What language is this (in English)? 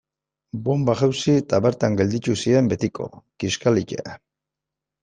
Basque